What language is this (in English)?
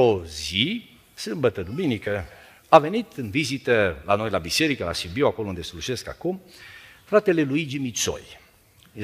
Romanian